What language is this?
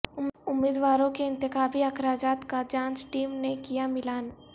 Urdu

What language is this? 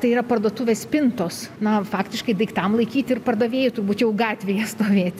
Lithuanian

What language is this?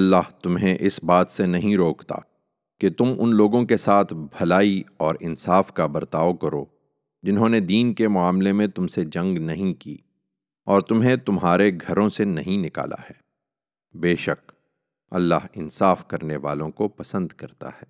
Urdu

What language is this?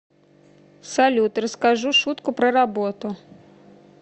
Russian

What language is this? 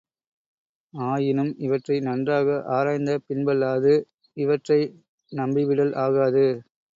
Tamil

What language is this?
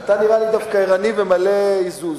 Hebrew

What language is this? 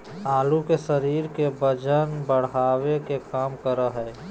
Magahi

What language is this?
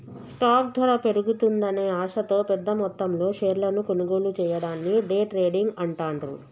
Telugu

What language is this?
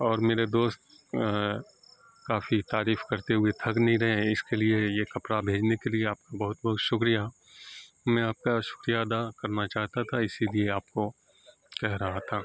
Urdu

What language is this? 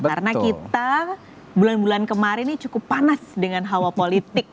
Indonesian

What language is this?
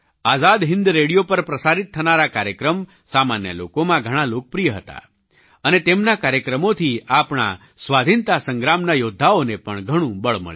Gujarati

